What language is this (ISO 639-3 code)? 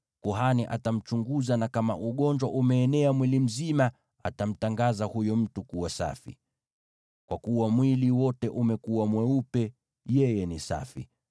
swa